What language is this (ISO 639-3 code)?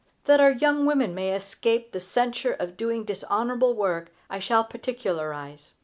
eng